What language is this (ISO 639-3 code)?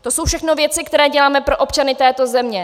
ces